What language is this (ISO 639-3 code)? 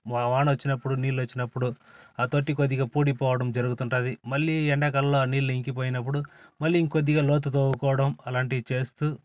tel